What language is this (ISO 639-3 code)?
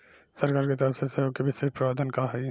bho